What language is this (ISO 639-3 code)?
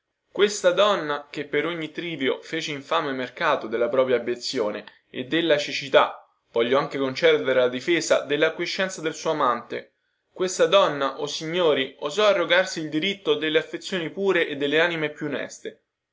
ita